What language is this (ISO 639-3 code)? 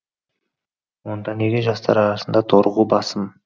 kaz